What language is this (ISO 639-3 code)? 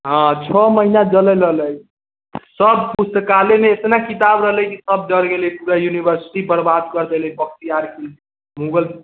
mai